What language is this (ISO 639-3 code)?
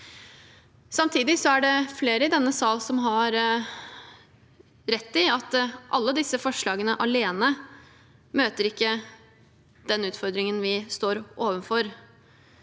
nor